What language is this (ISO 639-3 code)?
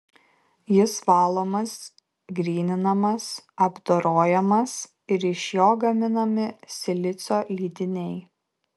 lit